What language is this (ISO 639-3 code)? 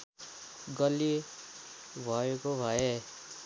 nep